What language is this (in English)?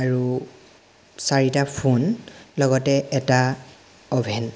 Assamese